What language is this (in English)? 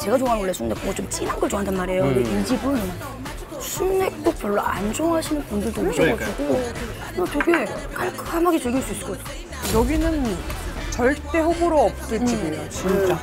Korean